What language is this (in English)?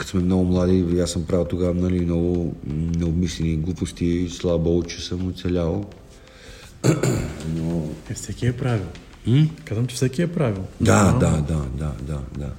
Bulgarian